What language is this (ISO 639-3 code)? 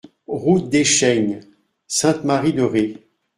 fra